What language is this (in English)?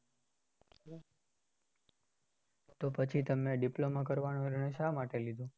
Gujarati